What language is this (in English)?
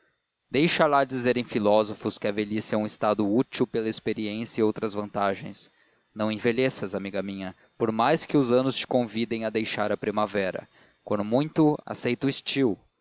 Portuguese